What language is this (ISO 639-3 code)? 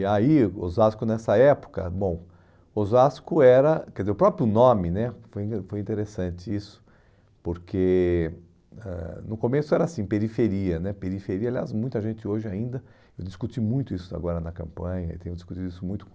por